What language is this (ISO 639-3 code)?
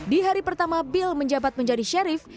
ind